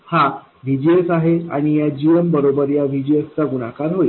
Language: Marathi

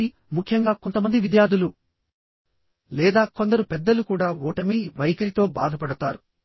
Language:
Telugu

